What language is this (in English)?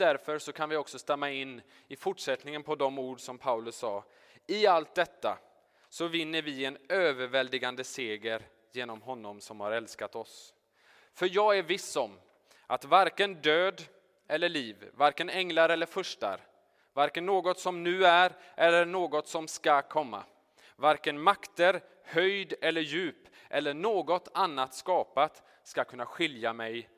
Swedish